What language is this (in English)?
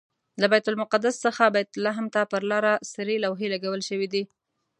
Pashto